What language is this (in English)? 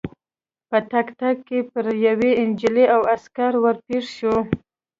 Pashto